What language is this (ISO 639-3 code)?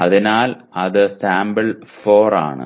mal